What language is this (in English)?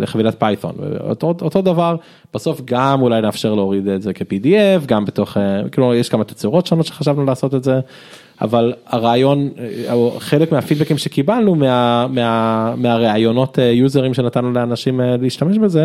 Hebrew